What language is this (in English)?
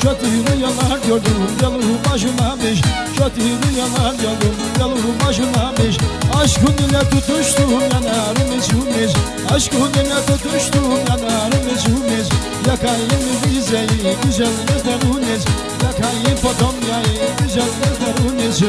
Arabic